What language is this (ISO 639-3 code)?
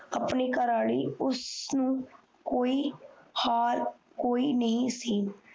pan